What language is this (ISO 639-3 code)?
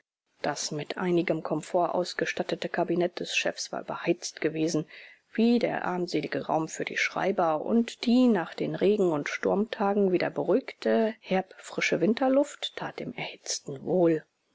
deu